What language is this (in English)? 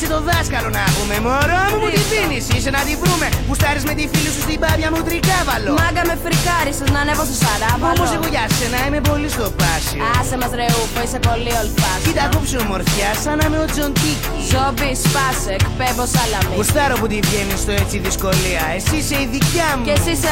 Greek